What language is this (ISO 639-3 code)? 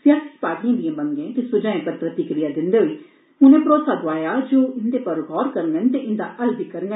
doi